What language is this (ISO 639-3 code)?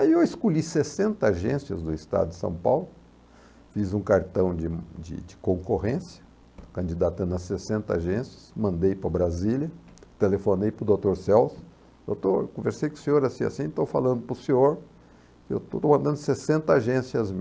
por